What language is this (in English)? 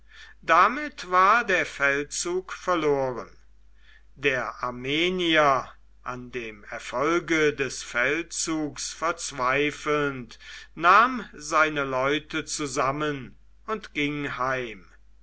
German